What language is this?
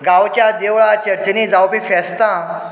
Konkani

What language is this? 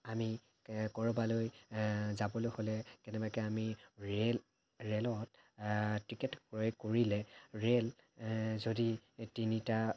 Assamese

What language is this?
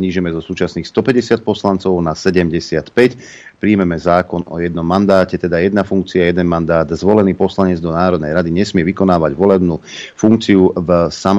Slovak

